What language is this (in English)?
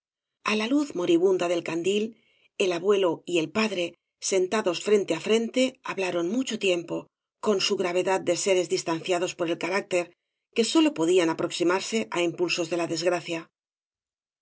Spanish